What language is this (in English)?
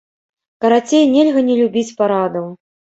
Belarusian